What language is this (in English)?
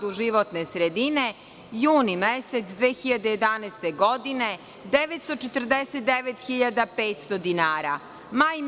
Serbian